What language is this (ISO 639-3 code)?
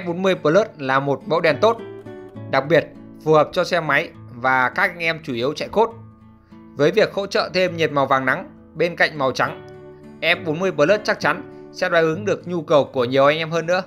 vie